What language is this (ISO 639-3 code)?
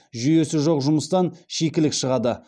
kaz